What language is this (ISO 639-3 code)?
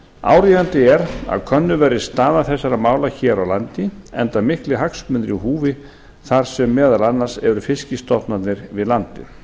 isl